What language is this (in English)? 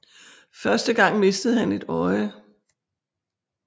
Danish